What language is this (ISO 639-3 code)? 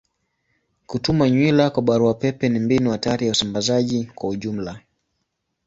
swa